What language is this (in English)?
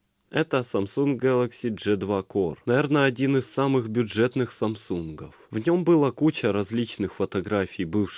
Russian